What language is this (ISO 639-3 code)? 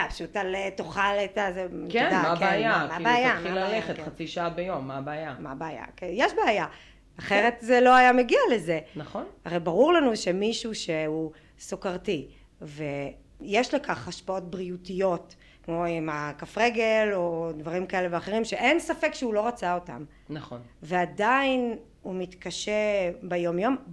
heb